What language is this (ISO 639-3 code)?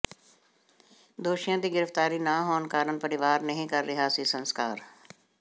pan